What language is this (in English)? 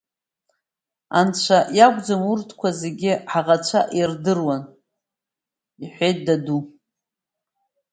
Abkhazian